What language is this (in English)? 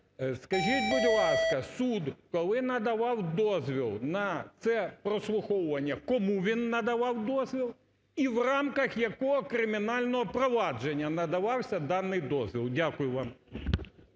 Ukrainian